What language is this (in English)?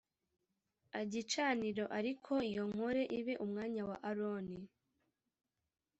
Kinyarwanda